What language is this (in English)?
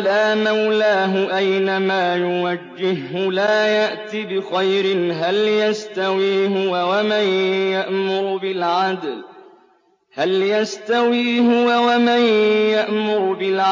Arabic